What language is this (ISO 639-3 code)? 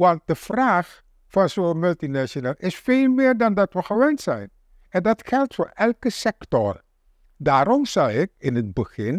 nld